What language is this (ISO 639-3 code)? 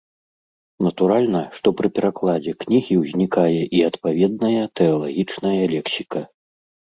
bel